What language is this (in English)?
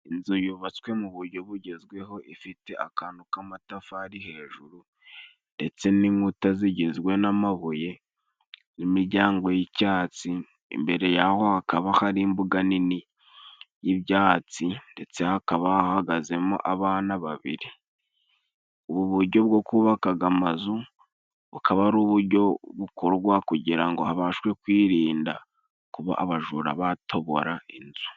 Kinyarwanda